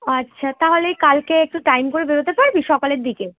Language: Bangla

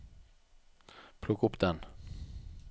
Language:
Norwegian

